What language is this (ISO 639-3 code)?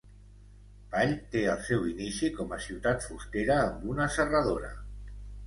cat